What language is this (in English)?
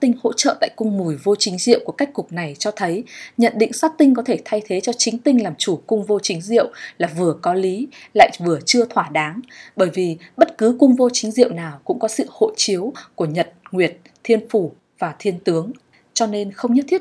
Vietnamese